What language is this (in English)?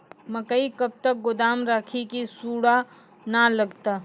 Maithili